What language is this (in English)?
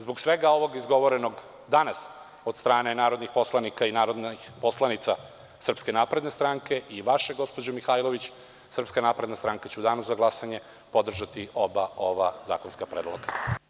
Serbian